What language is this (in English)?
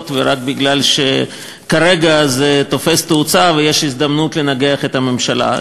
Hebrew